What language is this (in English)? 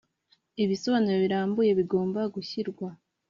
Kinyarwanda